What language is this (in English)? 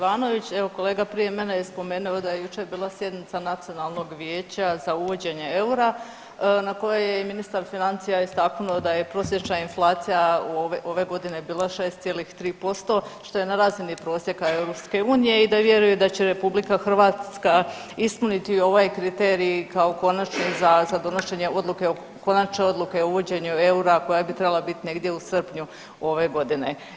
Croatian